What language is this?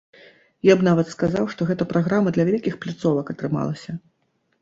Belarusian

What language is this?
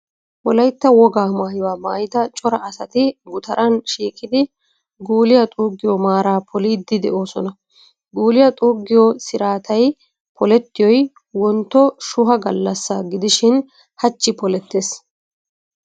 Wolaytta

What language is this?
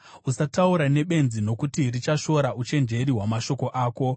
Shona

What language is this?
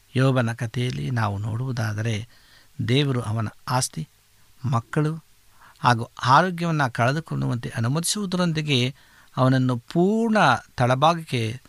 Kannada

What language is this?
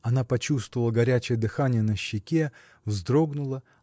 Russian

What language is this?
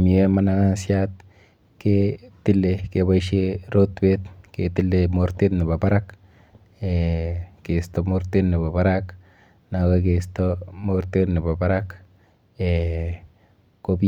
Kalenjin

